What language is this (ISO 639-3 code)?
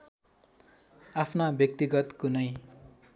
nep